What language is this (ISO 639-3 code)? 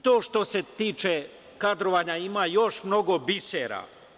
srp